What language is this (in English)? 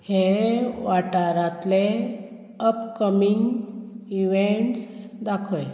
Konkani